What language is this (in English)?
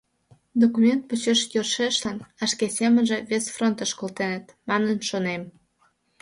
Mari